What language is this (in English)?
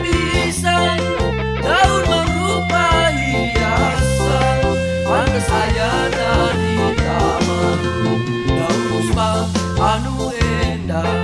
Indonesian